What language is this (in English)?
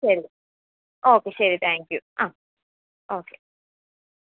Malayalam